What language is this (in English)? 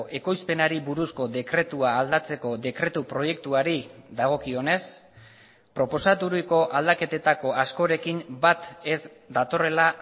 Basque